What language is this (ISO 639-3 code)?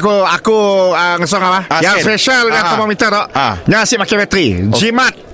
msa